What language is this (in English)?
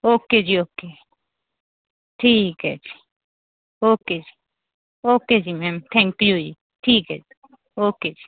Punjabi